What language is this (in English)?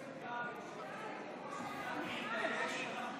Hebrew